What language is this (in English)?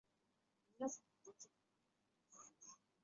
Chinese